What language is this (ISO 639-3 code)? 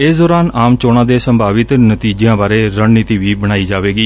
pan